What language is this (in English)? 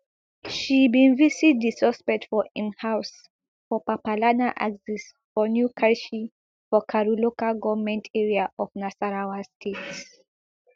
Nigerian Pidgin